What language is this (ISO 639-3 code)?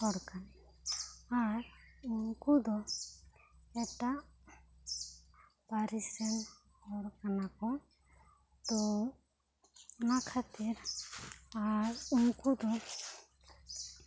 sat